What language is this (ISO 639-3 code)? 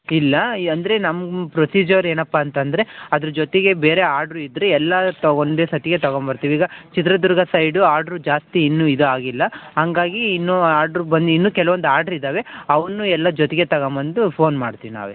kan